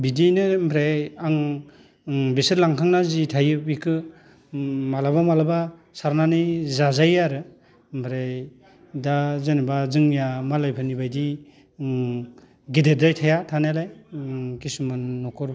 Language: Bodo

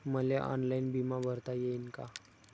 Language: Marathi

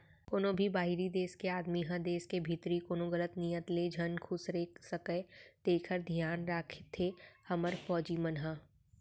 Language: Chhattisgarhi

